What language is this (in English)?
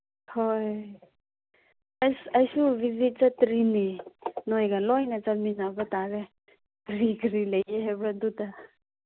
Manipuri